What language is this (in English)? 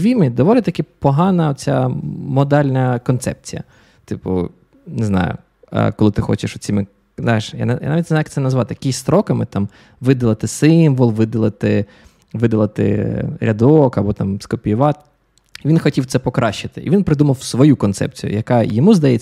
Ukrainian